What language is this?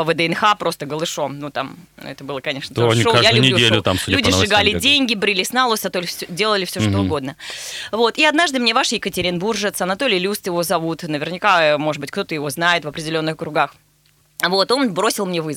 Russian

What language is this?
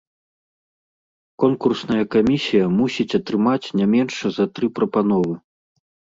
Belarusian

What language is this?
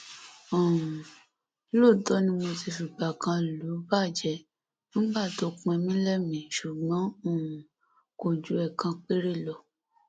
Yoruba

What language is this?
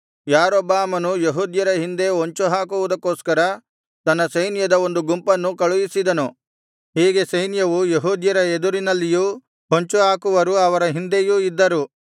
Kannada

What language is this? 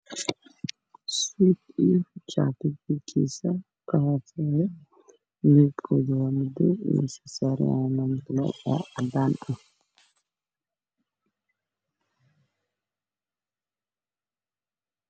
Somali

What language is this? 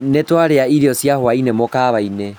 Kikuyu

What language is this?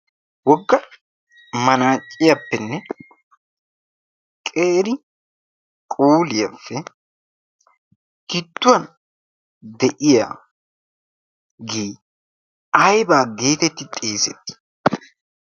Wolaytta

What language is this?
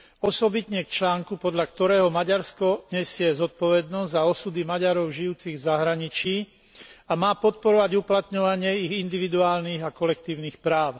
Slovak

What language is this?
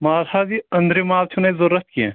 Kashmiri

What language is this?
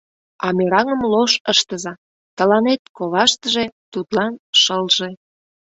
Mari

